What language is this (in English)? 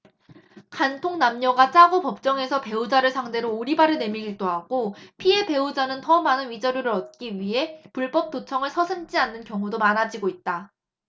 Korean